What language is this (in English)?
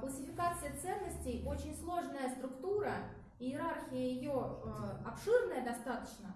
Russian